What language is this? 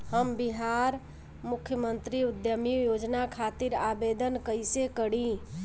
Bhojpuri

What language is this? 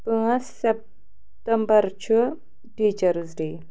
Kashmiri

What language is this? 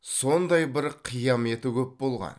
Kazakh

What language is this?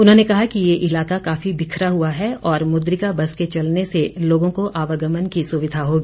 Hindi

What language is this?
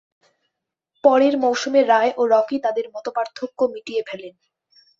Bangla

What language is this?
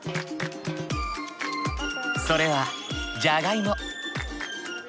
Japanese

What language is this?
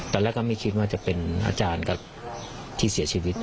Thai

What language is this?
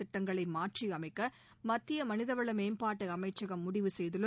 Tamil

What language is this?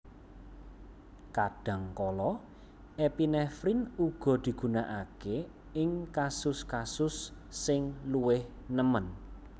Javanese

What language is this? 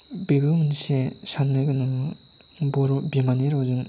Bodo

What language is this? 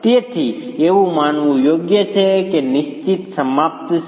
Gujarati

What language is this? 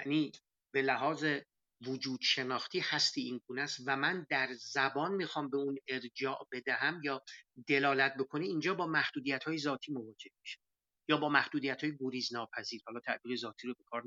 Persian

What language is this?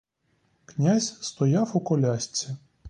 Ukrainian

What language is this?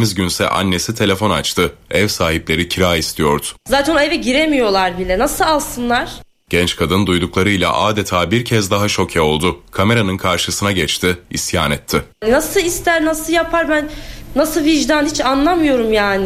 Turkish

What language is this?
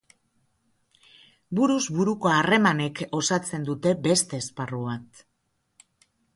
Basque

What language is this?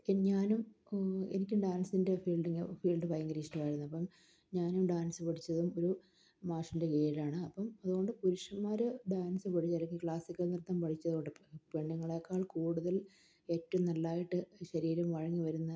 Malayalam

